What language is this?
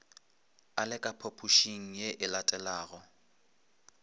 Northern Sotho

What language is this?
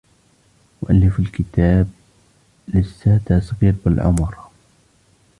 Arabic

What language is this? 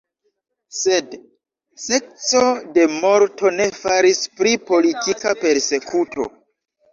Esperanto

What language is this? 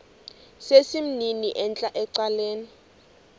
Xhosa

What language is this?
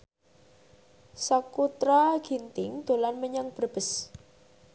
Javanese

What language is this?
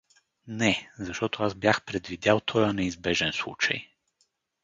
Bulgarian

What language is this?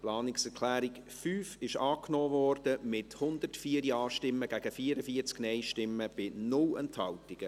Swiss German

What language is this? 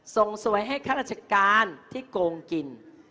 Thai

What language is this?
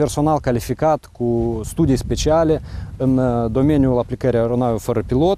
Romanian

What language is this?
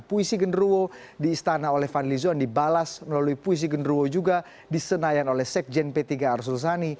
Indonesian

